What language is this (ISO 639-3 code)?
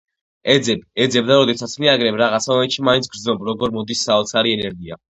kat